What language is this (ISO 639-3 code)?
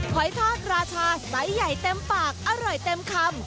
tha